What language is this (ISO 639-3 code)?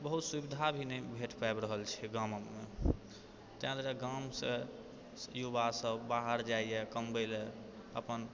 mai